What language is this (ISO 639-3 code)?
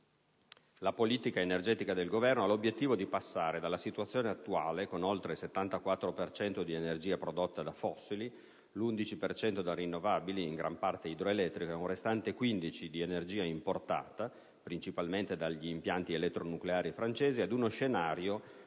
ita